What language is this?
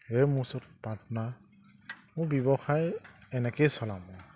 Assamese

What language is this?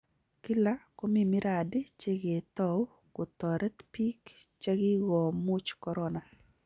Kalenjin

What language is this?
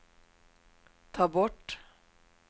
Swedish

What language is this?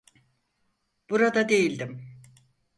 Turkish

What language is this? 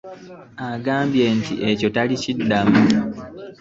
Ganda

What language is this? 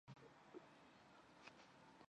Chinese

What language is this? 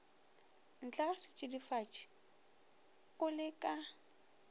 Northern Sotho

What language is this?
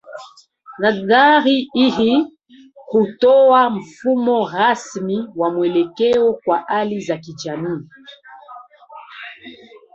Swahili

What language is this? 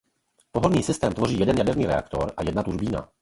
Czech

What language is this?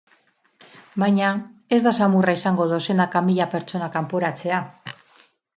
Basque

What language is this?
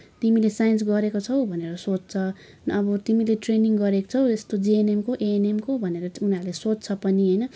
Nepali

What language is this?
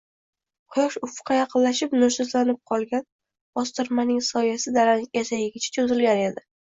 Uzbek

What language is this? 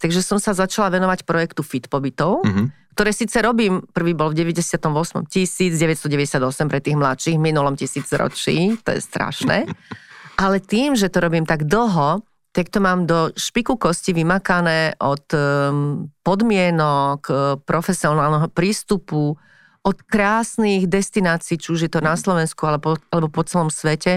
Slovak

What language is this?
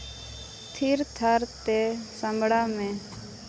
Santali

